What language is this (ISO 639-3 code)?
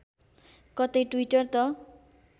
nep